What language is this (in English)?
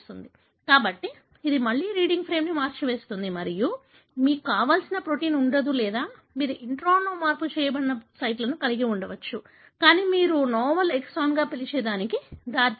Telugu